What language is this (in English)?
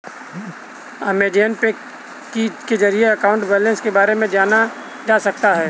Hindi